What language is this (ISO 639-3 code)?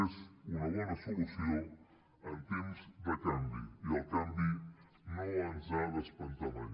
cat